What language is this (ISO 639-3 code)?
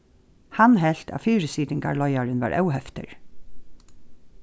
fao